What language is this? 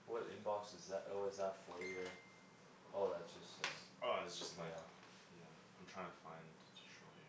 English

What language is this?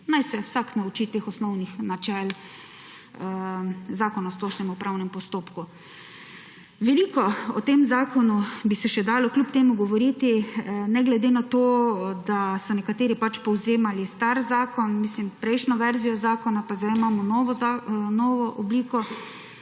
Slovenian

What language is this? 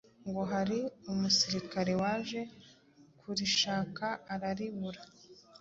Kinyarwanda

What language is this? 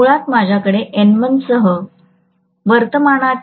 Marathi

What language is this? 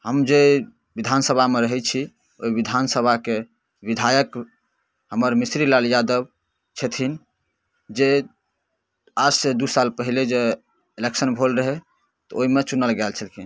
Maithili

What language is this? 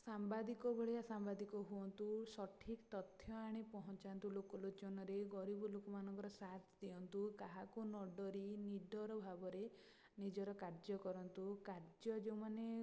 Odia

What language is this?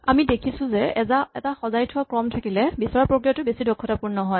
Assamese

